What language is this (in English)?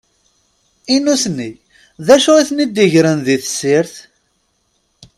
Kabyle